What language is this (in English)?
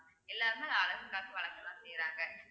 Tamil